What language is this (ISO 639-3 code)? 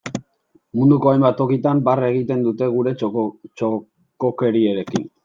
eus